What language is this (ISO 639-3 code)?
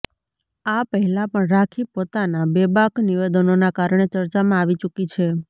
guj